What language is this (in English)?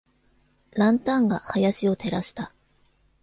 Japanese